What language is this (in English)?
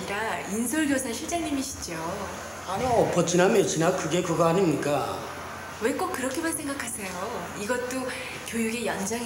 Korean